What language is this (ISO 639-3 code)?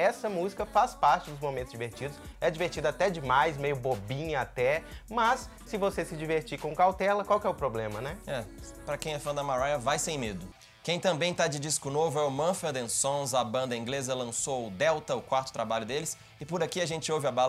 por